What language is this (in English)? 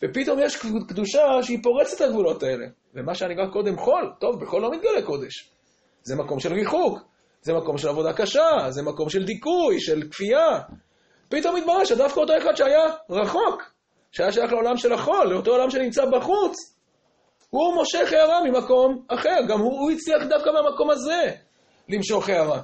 Hebrew